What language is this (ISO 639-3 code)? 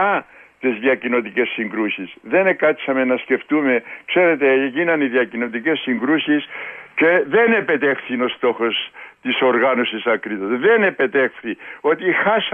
ell